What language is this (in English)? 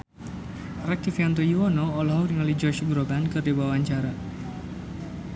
Sundanese